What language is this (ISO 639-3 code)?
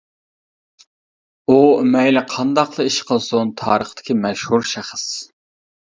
uig